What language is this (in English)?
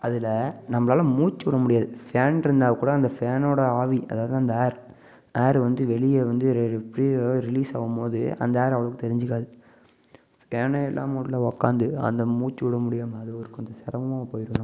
Tamil